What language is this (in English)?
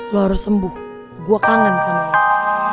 Indonesian